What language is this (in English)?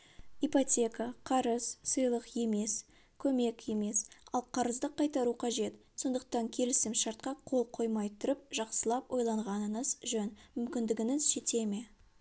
Kazakh